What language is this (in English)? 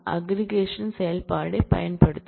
Tamil